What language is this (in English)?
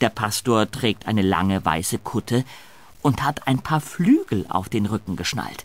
German